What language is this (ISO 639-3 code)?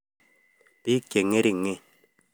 kln